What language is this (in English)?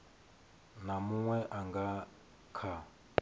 Venda